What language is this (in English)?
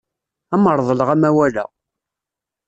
Kabyle